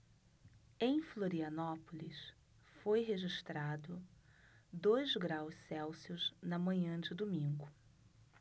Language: Portuguese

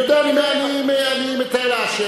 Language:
Hebrew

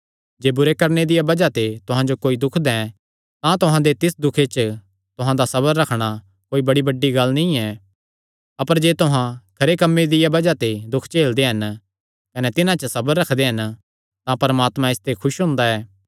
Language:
Kangri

